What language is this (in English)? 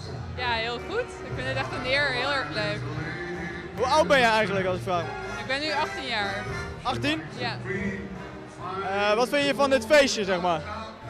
Dutch